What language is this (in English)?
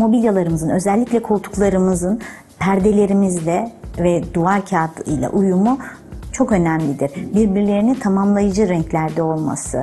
Turkish